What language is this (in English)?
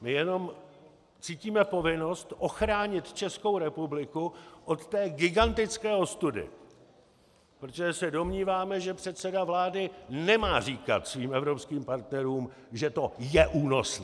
Czech